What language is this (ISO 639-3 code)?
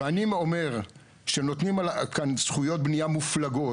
heb